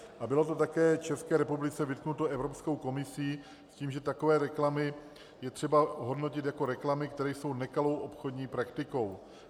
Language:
Czech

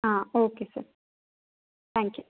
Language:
Kannada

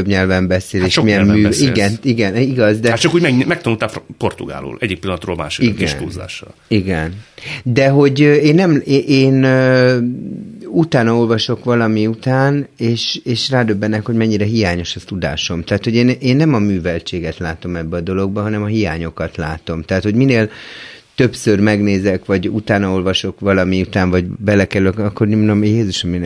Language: Hungarian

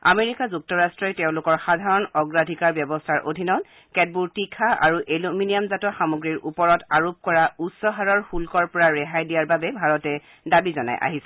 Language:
Assamese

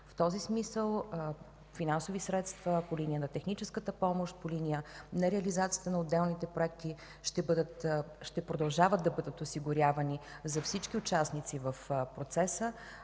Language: Bulgarian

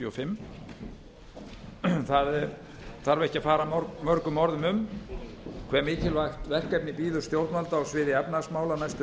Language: Icelandic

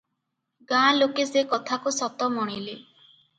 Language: Odia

